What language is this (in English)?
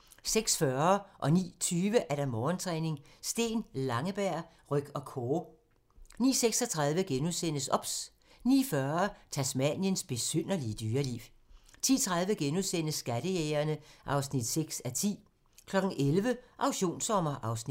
Danish